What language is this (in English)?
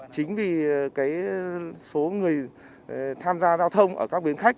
Vietnamese